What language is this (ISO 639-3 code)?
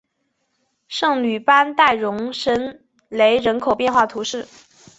zho